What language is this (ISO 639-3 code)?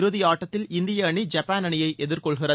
tam